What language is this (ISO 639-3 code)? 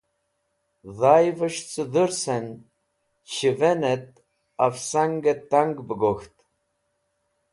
wbl